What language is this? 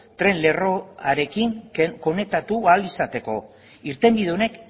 Basque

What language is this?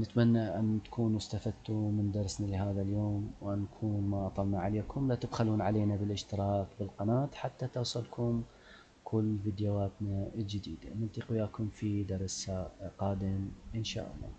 Arabic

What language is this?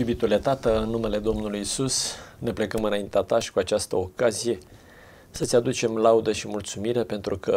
Romanian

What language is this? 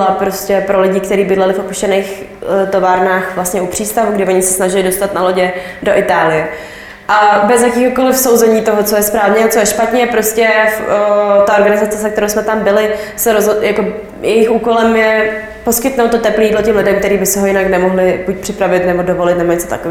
Czech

